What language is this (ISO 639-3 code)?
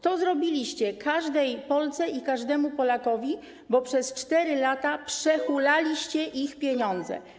pol